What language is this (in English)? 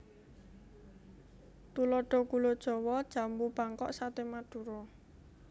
Javanese